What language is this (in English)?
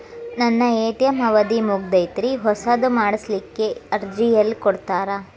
Kannada